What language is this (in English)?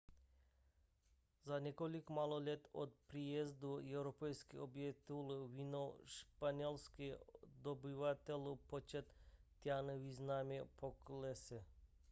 Czech